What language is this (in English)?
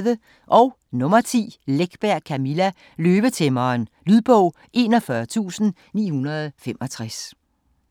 Danish